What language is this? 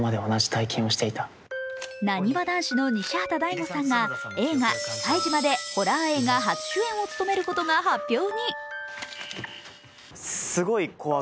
Japanese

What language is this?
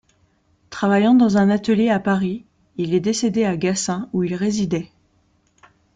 French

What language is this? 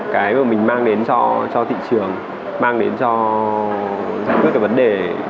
Vietnamese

